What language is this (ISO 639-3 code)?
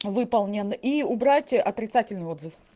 rus